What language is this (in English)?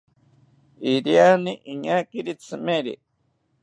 South Ucayali Ashéninka